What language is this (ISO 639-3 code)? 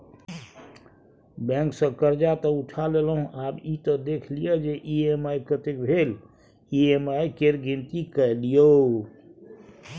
mai